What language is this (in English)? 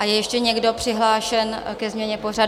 Czech